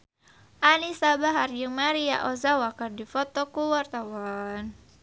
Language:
Sundanese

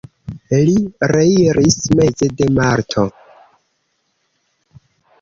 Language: Esperanto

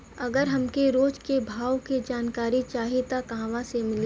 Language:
Bhojpuri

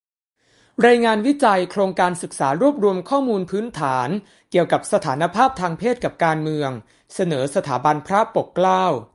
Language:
Thai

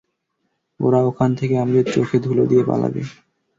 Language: Bangla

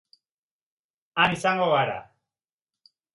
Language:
Basque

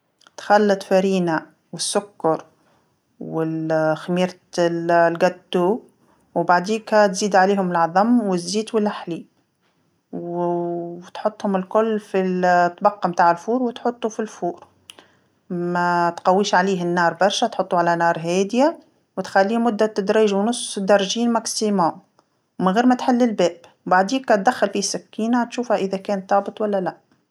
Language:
Tunisian Arabic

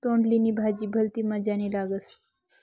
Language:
Marathi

